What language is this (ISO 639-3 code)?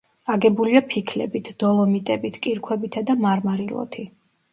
kat